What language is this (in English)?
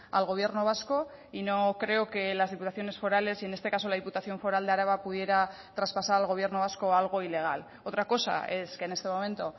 Spanish